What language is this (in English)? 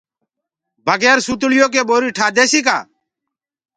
Gurgula